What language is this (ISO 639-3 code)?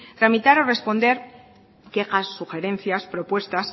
spa